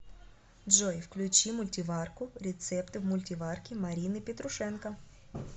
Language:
Russian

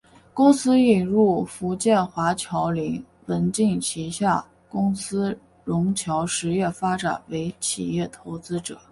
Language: Chinese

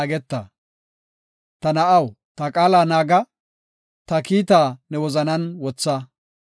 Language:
Gofa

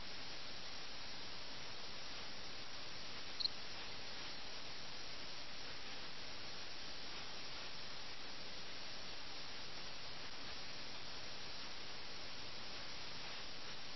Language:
Malayalam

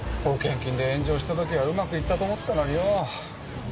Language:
Japanese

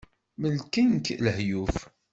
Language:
Kabyle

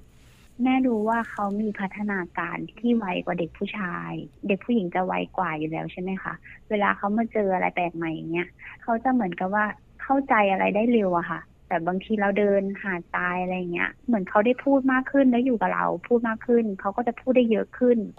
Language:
Thai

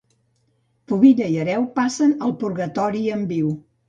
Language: Catalan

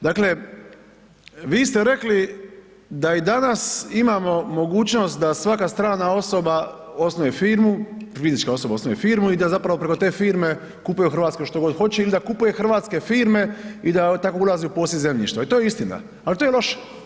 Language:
Croatian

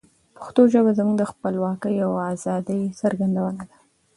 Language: Pashto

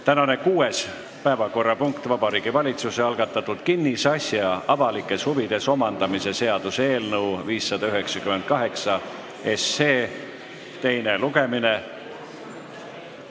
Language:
Estonian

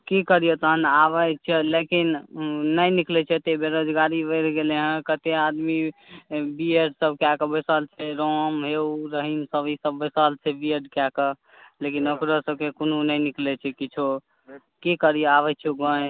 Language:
Maithili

